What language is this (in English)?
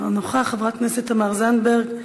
Hebrew